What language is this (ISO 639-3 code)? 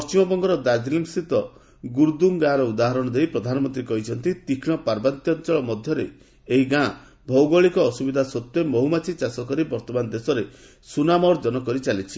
ori